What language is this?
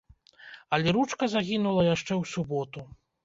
Belarusian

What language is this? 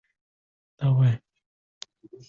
Uzbek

